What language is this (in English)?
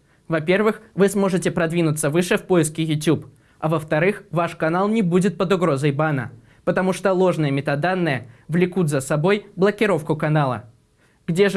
Russian